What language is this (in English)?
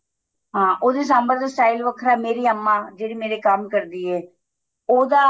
Punjabi